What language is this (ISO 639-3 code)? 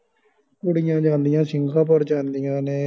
pan